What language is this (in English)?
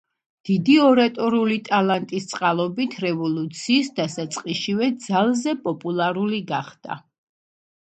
Georgian